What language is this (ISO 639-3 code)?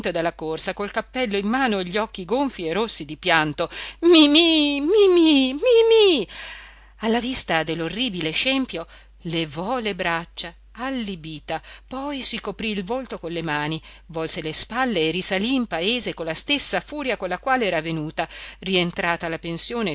ita